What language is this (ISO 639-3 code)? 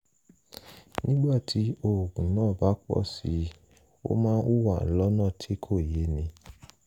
yor